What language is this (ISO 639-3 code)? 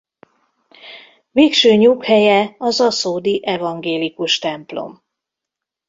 hun